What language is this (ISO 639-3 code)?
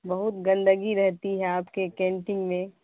urd